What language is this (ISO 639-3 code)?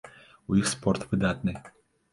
bel